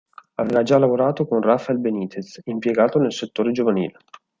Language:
Italian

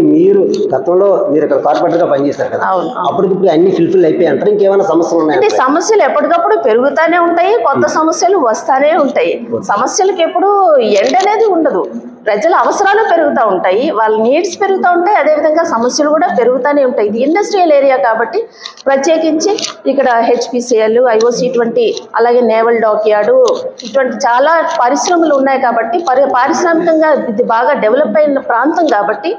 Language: Telugu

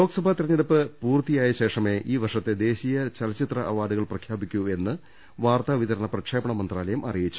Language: Malayalam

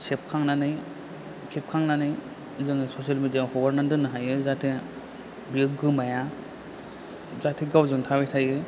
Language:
Bodo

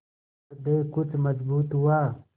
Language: Hindi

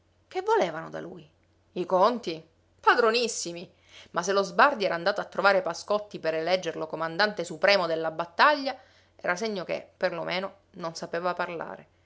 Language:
Italian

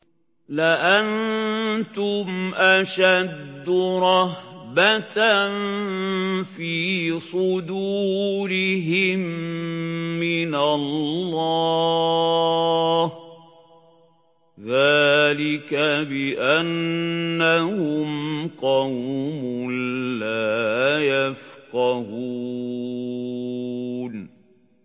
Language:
Arabic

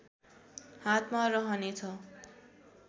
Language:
Nepali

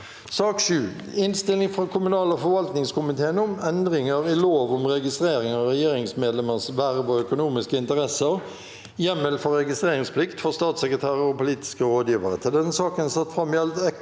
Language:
Norwegian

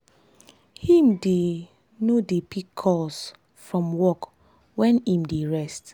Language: Nigerian Pidgin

